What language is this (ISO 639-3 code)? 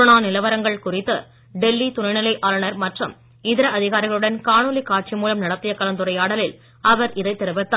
tam